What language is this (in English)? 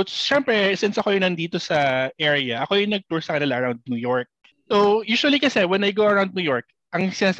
Filipino